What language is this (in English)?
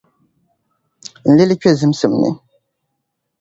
Dagbani